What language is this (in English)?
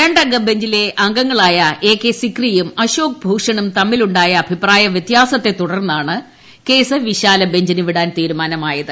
Malayalam